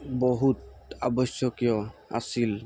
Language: Assamese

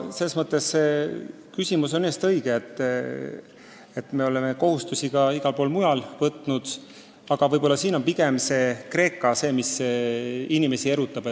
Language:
Estonian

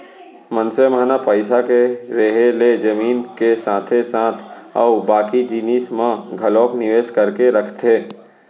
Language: Chhattisgarhi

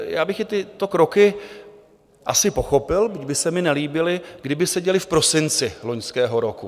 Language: Czech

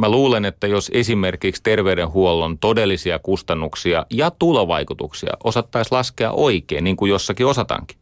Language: Finnish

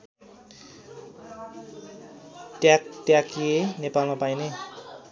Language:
Nepali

